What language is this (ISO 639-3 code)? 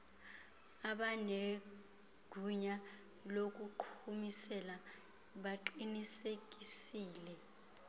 xho